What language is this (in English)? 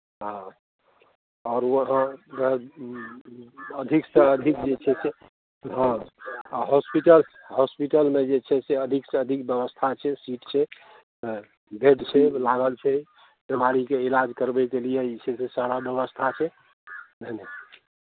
Maithili